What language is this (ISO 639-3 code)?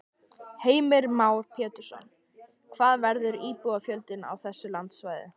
isl